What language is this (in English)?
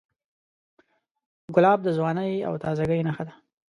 Pashto